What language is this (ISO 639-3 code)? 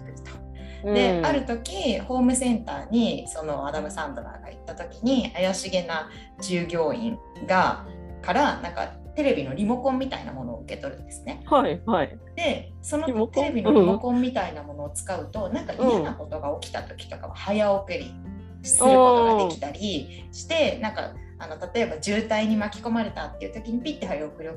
jpn